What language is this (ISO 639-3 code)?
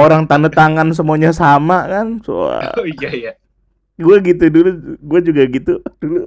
ind